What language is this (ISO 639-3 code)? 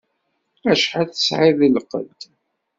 kab